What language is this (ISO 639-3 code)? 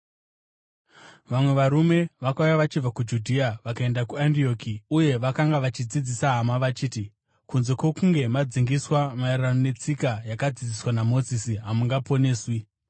sna